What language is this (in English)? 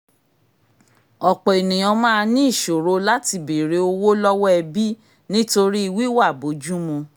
Yoruba